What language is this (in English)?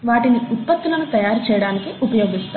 Telugu